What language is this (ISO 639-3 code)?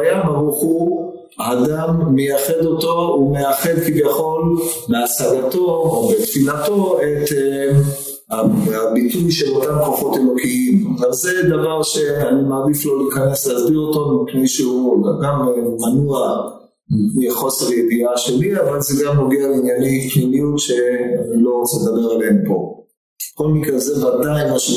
heb